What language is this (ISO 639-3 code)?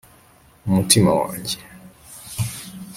kin